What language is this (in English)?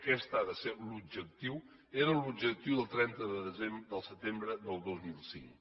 Catalan